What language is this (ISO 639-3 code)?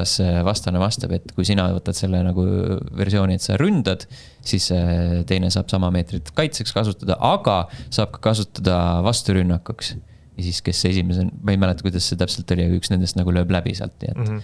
est